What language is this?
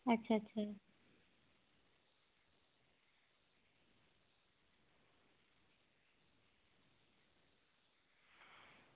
Dogri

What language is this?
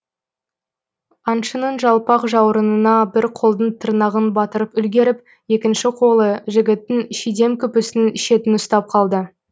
Kazakh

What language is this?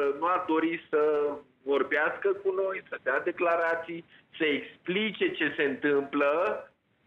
Romanian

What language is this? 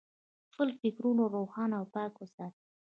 Pashto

